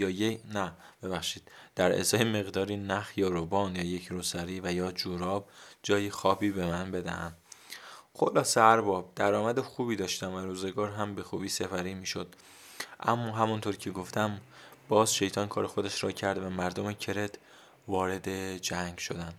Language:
Persian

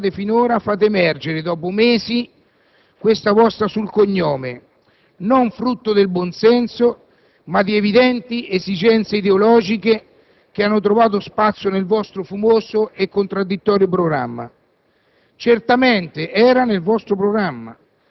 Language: Italian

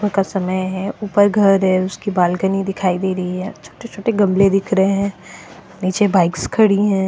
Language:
Hindi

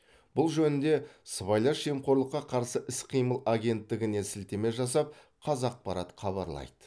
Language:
Kazakh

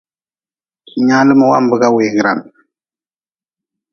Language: Nawdm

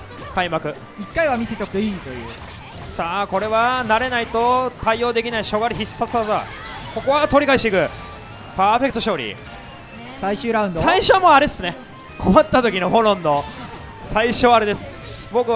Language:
Japanese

